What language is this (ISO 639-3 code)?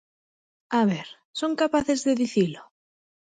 glg